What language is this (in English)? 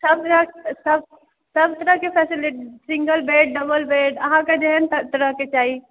Maithili